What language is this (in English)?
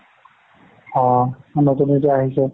Assamese